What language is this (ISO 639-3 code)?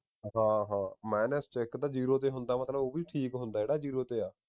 pan